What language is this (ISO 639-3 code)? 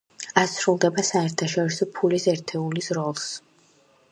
kat